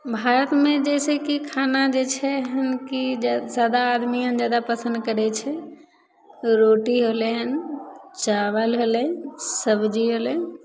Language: Maithili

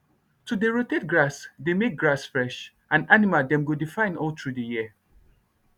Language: Nigerian Pidgin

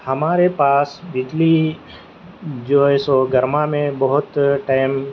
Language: Urdu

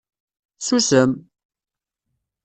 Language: Kabyle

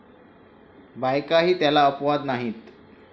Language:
Marathi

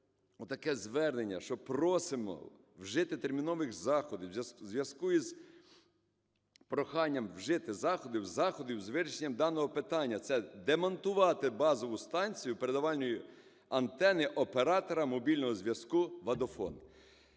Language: Ukrainian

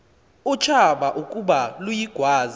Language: Xhosa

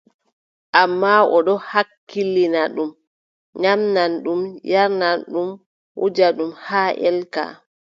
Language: Adamawa Fulfulde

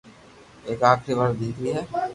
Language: Loarki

